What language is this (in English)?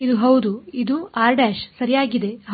Kannada